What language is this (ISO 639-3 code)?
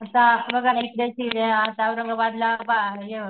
mar